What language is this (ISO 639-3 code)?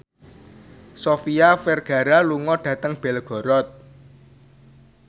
jav